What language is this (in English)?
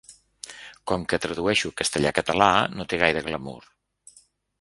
Catalan